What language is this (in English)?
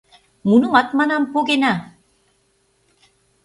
Mari